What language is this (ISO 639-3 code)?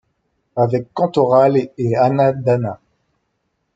fra